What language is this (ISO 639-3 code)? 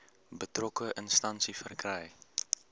afr